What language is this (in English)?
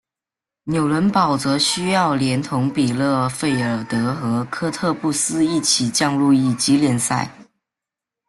Chinese